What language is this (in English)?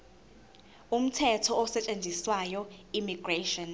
Zulu